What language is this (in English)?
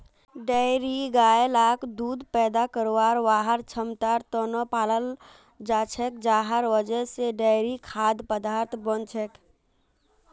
Magahi